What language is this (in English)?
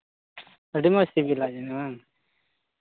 Santali